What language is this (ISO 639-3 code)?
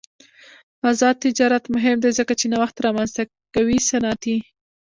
pus